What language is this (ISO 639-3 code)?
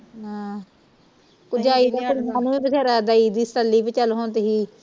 pan